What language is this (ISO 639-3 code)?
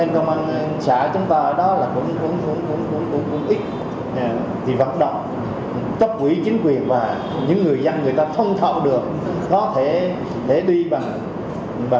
vie